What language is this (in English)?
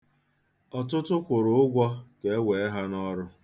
Igbo